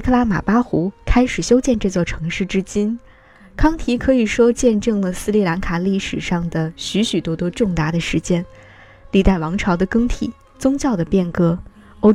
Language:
Chinese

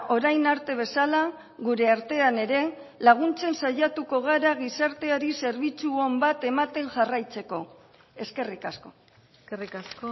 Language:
Basque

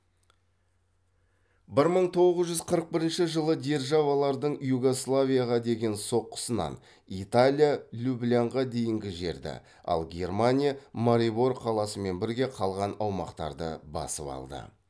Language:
Kazakh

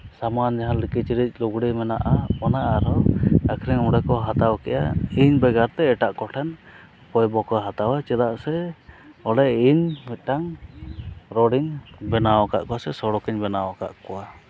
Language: Santali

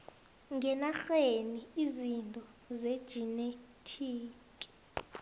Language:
South Ndebele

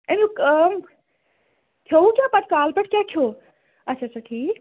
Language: Kashmiri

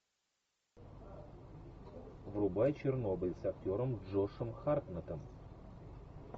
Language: Russian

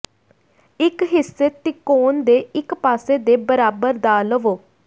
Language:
Punjabi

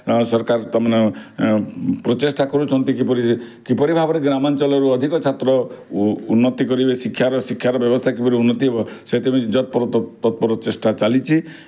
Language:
Odia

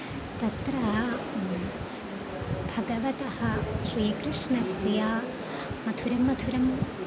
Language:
Sanskrit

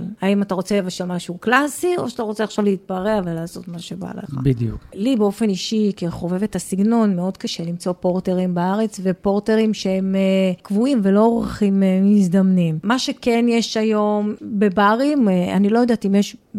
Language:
Hebrew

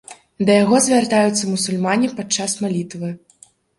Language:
Belarusian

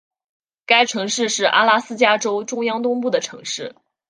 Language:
Chinese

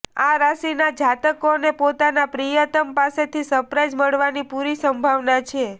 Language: Gujarati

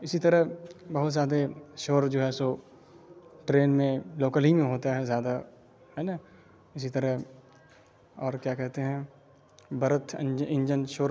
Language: Urdu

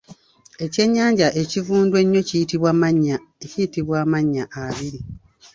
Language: Ganda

